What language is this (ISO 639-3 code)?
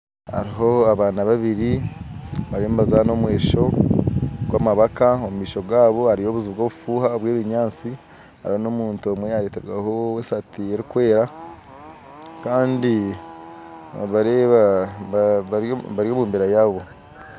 nyn